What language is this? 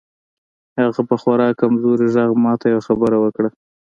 Pashto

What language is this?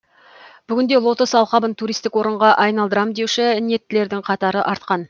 Kazakh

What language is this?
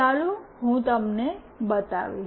Gujarati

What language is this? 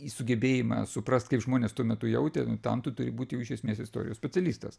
Lithuanian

